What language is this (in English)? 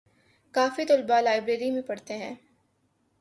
Urdu